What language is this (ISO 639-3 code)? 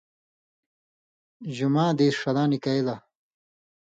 mvy